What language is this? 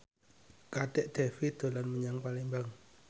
Javanese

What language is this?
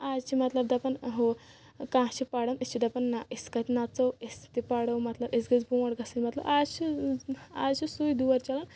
Kashmiri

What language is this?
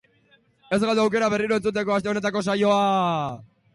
Basque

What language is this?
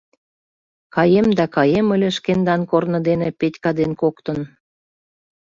Mari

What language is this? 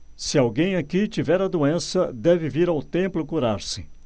Portuguese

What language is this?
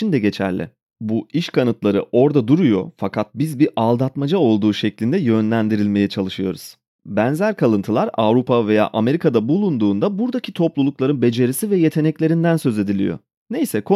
Turkish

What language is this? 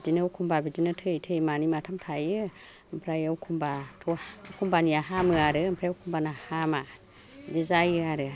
Bodo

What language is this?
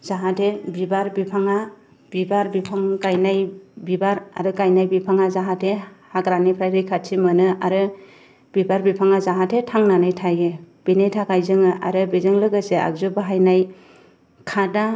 Bodo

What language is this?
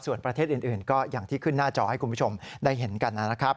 Thai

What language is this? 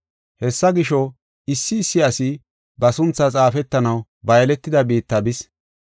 Gofa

